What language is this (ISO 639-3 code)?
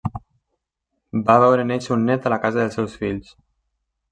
cat